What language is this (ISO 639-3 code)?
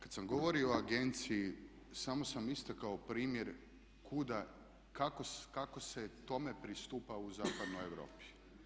hrv